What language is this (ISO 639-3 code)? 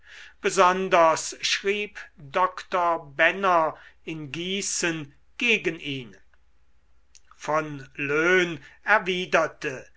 deu